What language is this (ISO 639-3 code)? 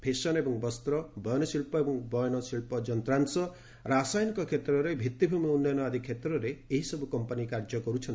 ori